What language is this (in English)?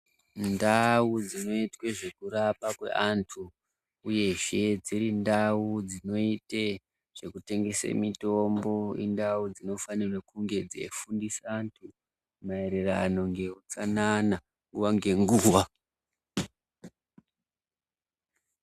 Ndau